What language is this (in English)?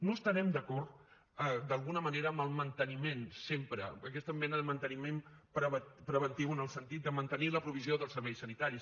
Catalan